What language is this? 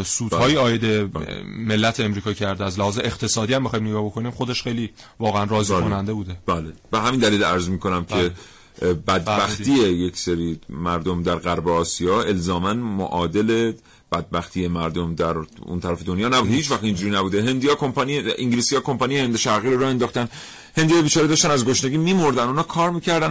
Persian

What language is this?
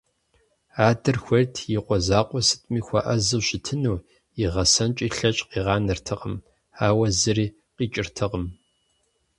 Kabardian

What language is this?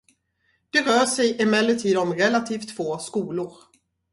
Swedish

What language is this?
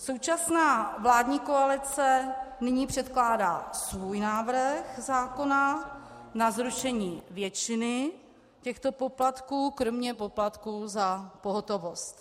Czech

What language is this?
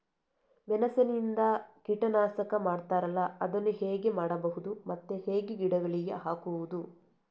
Kannada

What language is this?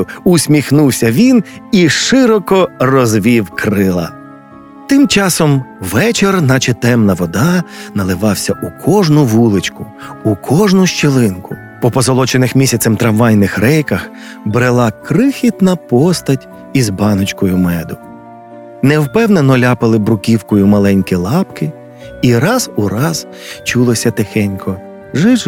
Ukrainian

